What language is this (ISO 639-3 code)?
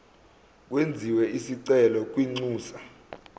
zul